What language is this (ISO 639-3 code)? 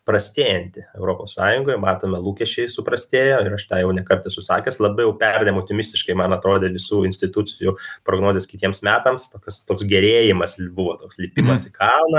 lit